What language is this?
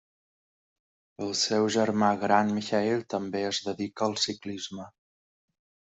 Catalan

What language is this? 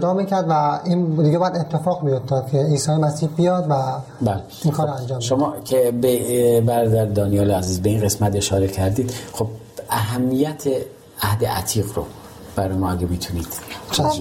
Persian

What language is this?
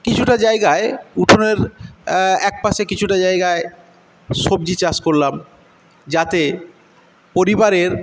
Bangla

